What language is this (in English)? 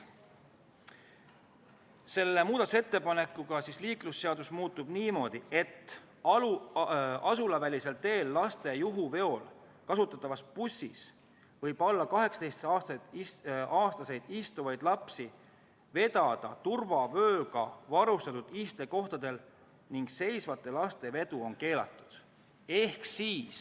Estonian